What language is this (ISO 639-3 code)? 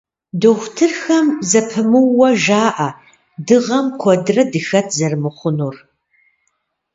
kbd